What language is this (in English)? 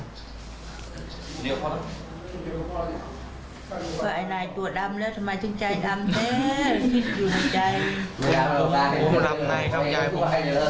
Thai